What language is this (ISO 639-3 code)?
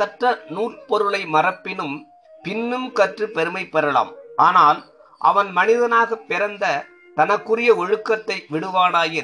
tam